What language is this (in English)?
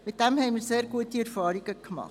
Swiss German